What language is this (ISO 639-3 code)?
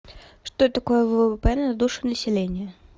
rus